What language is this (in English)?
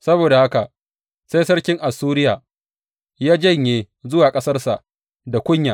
Hausa